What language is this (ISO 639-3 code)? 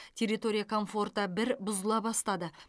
kaz